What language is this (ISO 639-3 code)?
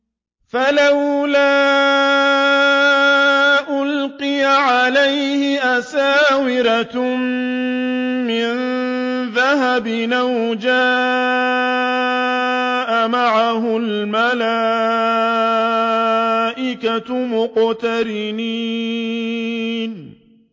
ara